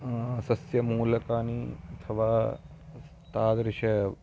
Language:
Sanskrit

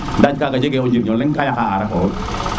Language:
Serer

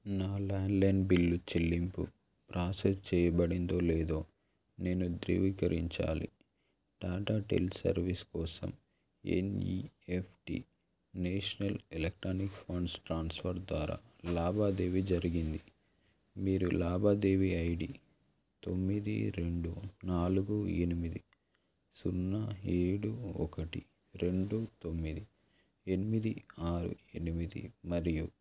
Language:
Telugu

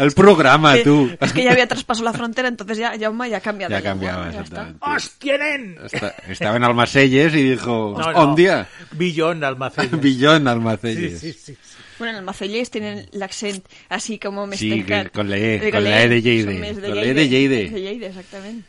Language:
Spanish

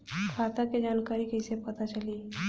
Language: Bhojpuri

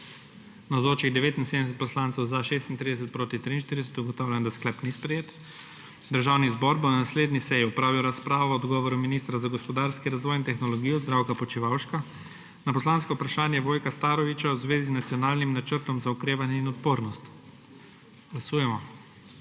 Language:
Slovenian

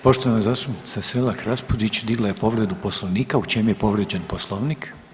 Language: Croatian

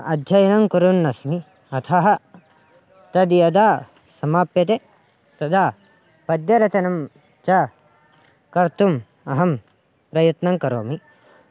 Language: Sanskrit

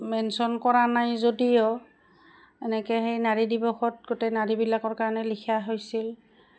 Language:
Assamese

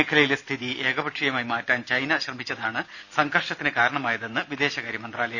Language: Malayalam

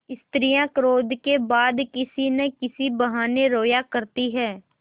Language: Hindi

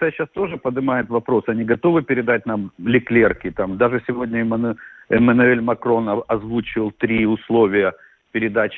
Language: Russian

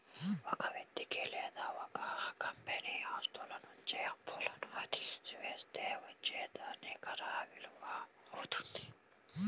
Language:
Telugu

